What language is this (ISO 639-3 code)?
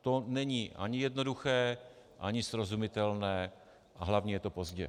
ces